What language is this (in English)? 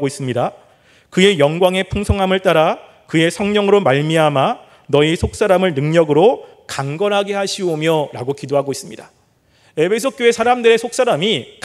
Korean